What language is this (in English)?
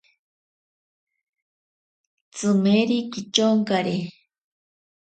Ashéninka Perené